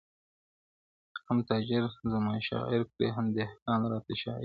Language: Pashto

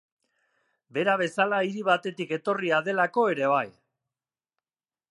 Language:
Basque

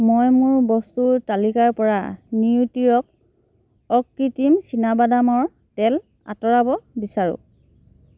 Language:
Assamese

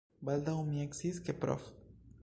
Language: Esperanto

